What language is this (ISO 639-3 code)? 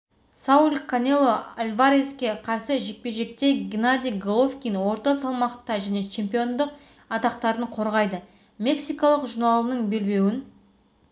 kaz